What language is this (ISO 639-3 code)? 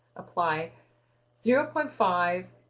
eng